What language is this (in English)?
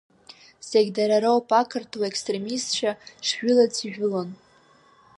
Abkhazian